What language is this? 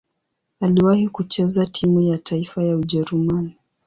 Swahili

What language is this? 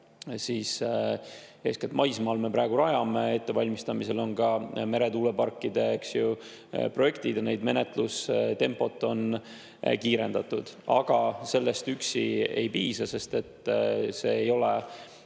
Estonian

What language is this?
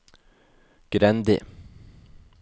Norwegian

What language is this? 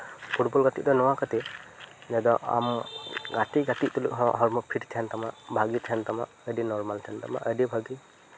Santali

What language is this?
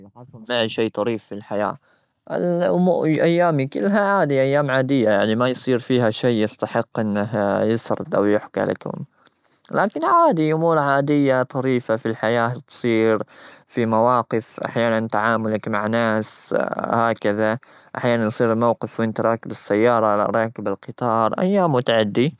Gulf Arabic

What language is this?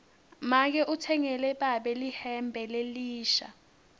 Swati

